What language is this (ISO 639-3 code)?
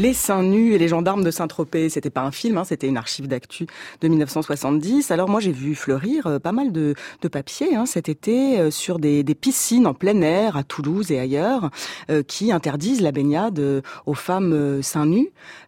fra